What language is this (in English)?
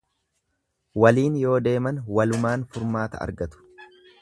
Oromo